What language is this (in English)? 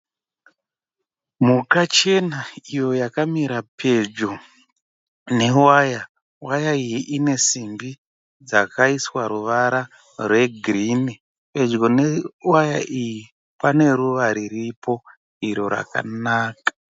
Shona